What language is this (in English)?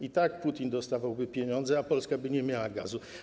Polish